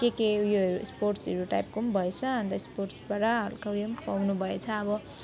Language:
Nepali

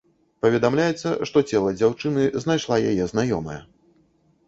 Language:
Belarusian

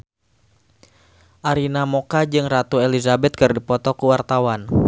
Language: Sundanese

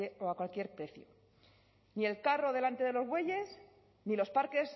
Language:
Spanish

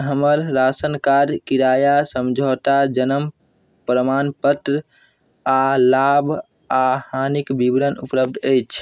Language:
Maithili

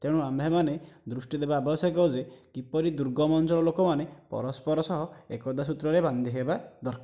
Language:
Odia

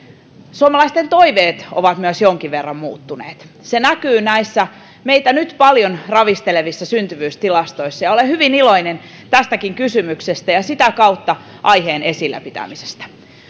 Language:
Finnish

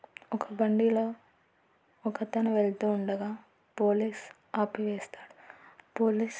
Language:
Telugu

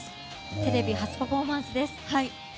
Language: Japanese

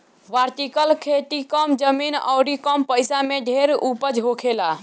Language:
Bhojpuri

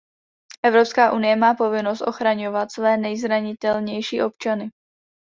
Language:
Czech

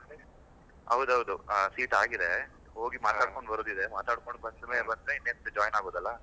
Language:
Kannada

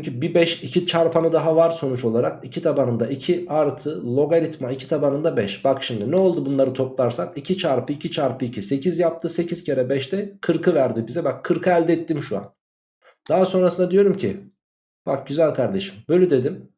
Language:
Turkish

